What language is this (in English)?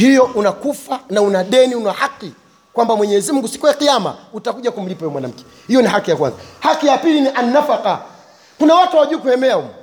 Swahili